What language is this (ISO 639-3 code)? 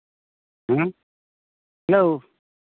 sat